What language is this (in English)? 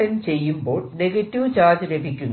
Malayalam